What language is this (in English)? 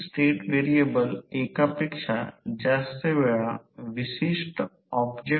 Marathi